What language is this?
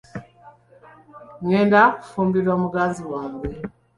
Ganda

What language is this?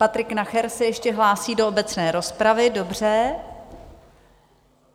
Czech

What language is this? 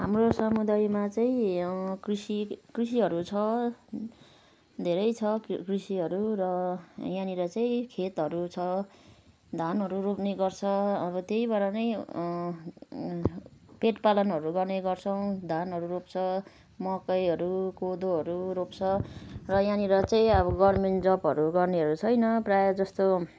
Nepali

